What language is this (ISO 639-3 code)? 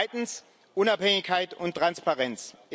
deu